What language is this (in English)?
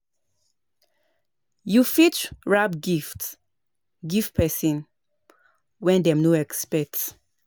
Nigerian Pidgin